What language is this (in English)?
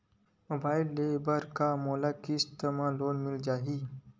Chhattisgarhi